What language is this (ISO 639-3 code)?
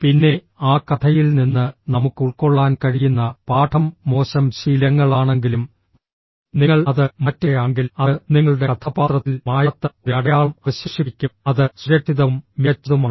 mal